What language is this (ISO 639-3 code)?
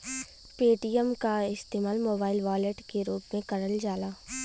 bho